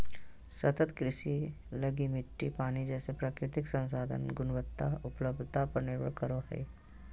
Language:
Magahi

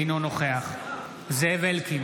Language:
Hebrew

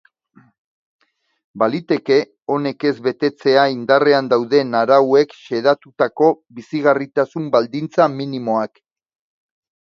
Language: Basque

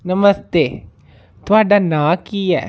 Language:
Dogri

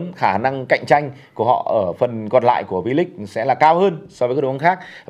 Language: Vietnamese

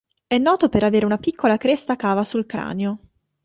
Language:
Italian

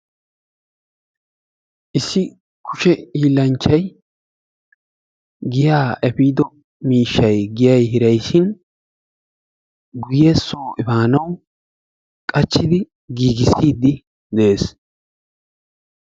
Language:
Wolaytta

